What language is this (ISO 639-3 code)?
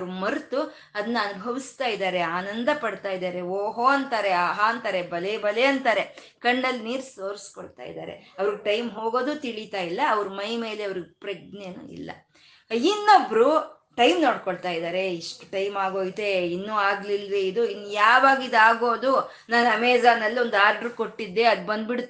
kan